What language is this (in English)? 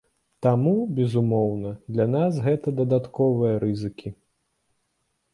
Belarusian